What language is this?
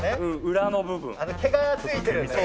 Japanese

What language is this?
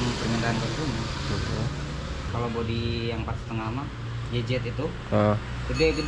Indonesian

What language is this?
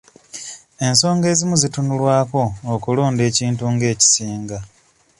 Ganda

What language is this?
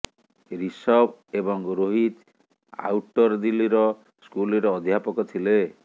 Odia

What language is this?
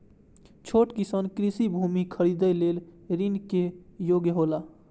Maithili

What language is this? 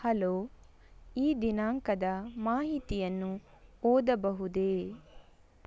Kannada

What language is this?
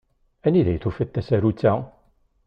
Kabyle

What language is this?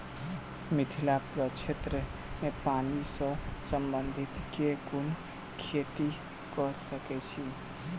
Maithili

